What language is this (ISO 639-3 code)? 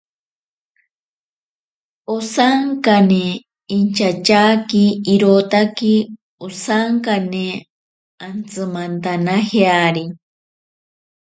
prq